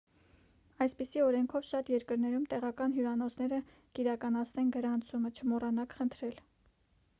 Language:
Armenian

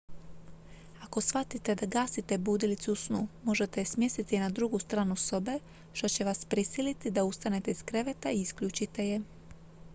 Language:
Croatian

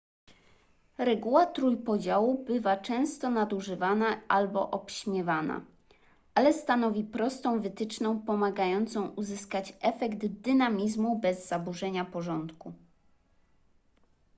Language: Polish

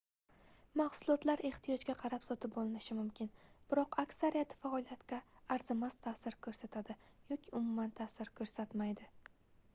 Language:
Uzbek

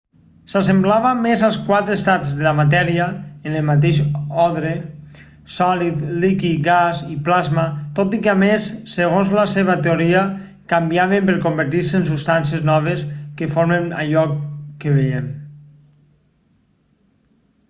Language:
Catalan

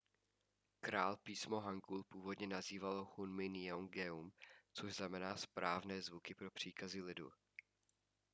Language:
Czech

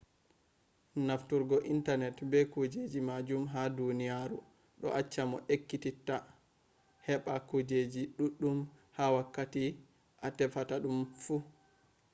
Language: Fula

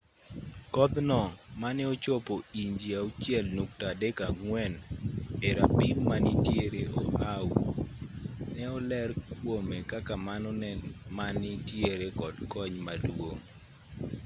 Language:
Luo (Kenya and Tanzania)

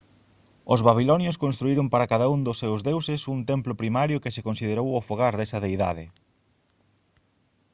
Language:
Galician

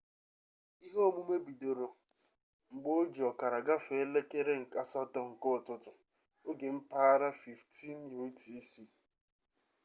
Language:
Igbo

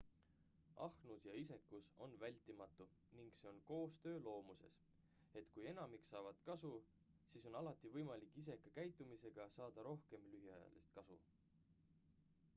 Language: Estonian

